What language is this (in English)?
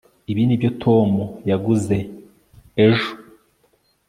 Kinyarwanda